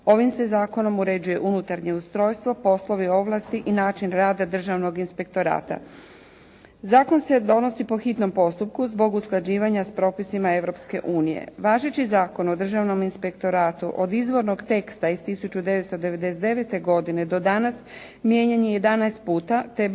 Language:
Croatian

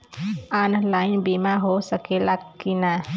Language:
Bhojpuri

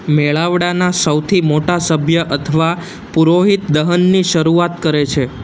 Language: Gujarati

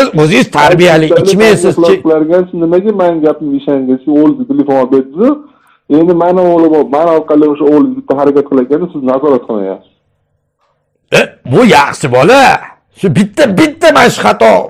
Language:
Turkish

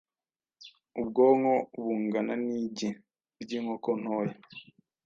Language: Kinyarwanda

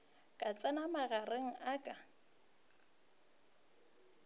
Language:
Northern Sotho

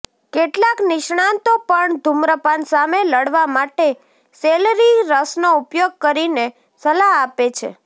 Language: Gujarati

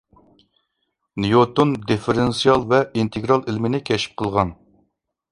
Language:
Uyghur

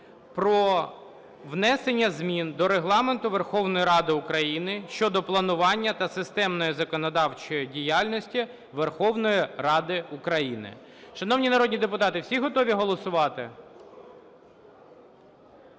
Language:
Ukrainian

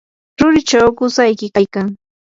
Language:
Yanahuanca Pasco Quechua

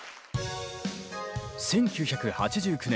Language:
Japanese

